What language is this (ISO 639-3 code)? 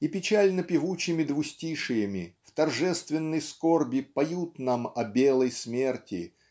rus